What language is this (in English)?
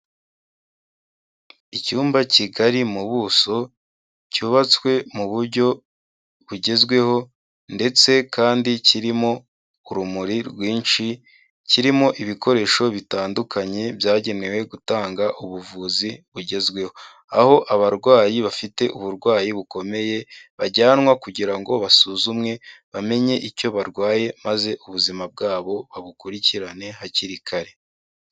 Kinyarwanda